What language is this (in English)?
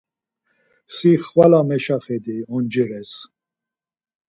Laz